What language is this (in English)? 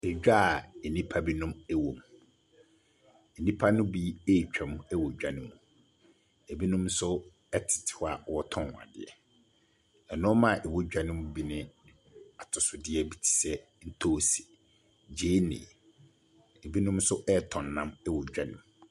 Akan